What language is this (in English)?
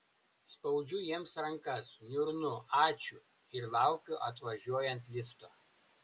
Lithuanian